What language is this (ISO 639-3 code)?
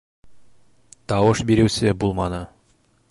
bak